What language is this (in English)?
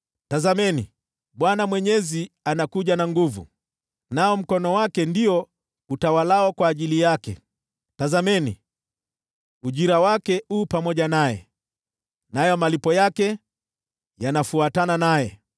Swahili